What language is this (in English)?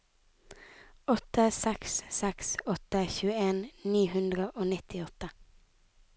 Norwegian